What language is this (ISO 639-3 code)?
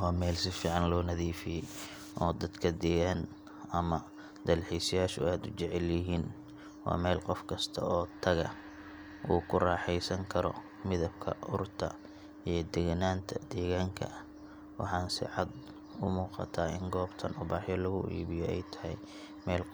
som